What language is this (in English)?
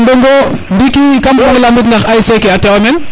Serer